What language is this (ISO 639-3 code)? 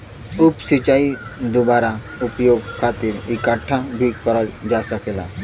bho